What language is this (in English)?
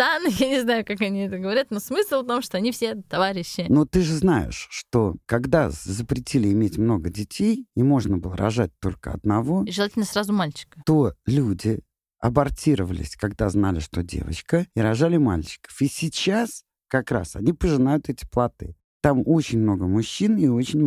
Russian